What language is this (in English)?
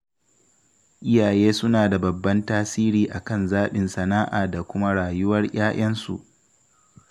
Hausa